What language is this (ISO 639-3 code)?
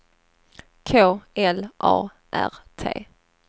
swe